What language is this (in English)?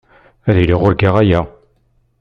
Kabyle